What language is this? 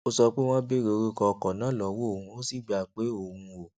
Yoruba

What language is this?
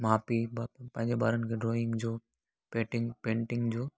Sindhi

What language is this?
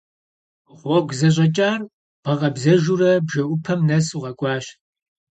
Kabardian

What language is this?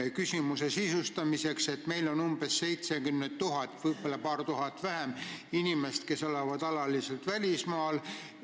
Estonian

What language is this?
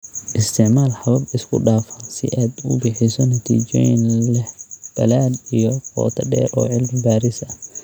Somali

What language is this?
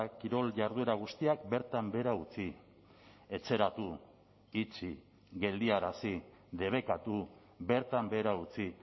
Basque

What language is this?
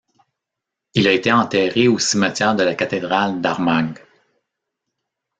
French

